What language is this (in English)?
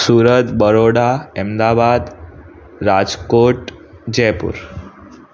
Sindhi